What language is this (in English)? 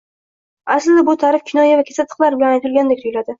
Uzbek